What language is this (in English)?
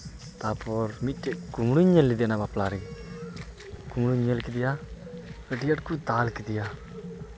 Santali